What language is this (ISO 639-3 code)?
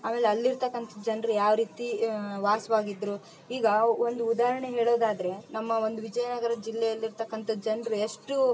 kan